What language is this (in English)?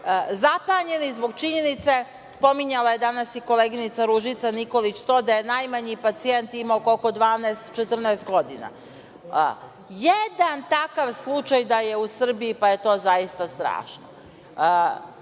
Serbian